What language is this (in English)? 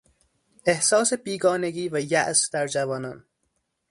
Persian